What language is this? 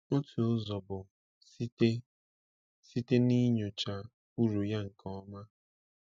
Igbo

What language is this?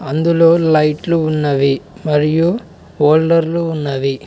Telugu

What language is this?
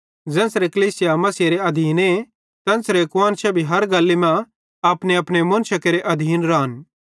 Bhadrawahi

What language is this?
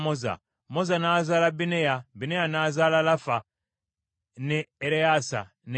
Ganda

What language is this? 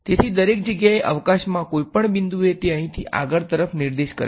Gujarati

